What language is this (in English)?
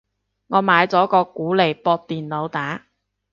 Cantonese